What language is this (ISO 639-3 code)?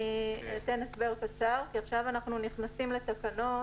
heb